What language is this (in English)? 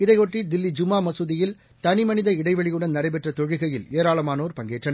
Tamil